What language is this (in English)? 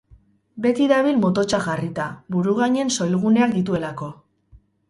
Basque